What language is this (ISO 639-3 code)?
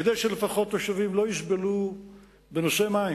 heb